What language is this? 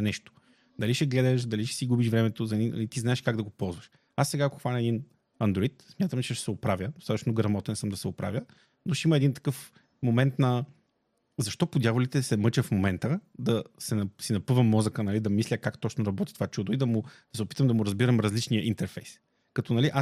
Bulgarian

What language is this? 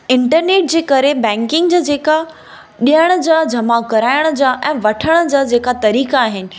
Sindhi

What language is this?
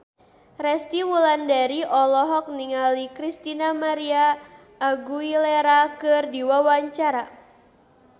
Sundanese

